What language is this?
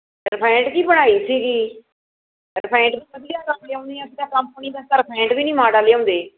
Punjabi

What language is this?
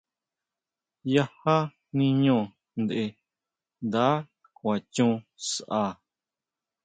Huautla Mazatec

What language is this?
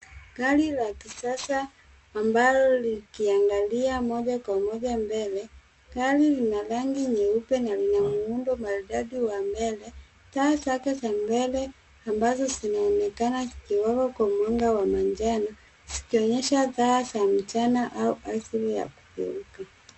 Swahili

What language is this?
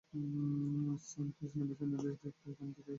Bangla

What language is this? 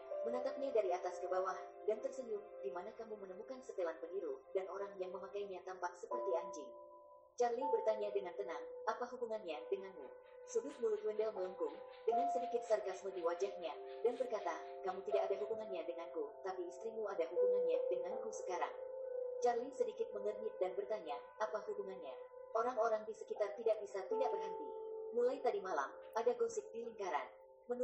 Indonesian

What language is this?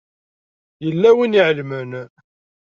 Kabyle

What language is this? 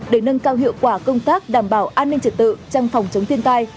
Vietnamese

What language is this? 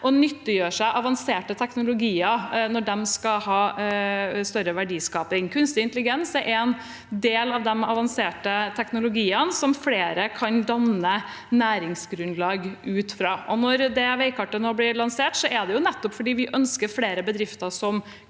Norwegian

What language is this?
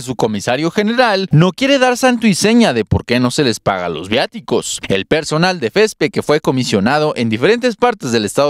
Spanish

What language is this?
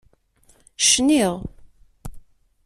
Kabyle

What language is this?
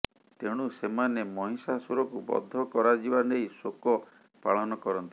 Odia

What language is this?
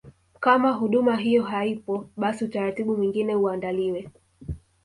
Swahili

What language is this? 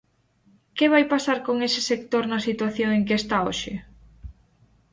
Galician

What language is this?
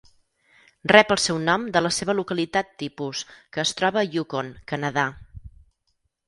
Catalan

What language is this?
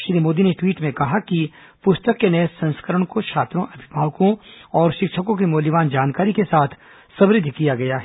Hindi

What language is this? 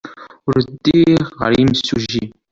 Kabyle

